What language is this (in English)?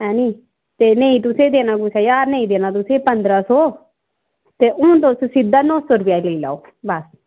Dogri